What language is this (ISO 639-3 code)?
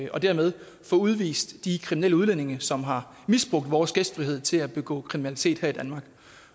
dan